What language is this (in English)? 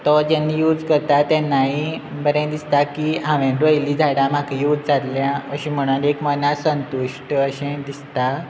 Konkani